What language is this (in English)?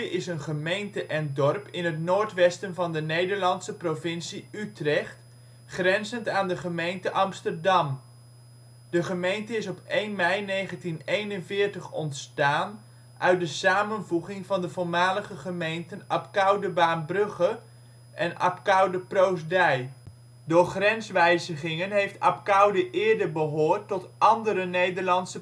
Dutch